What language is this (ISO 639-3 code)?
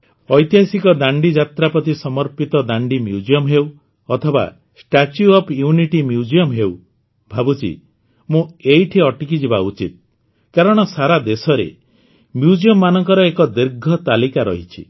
ori